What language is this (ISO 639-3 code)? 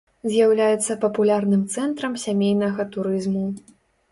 bel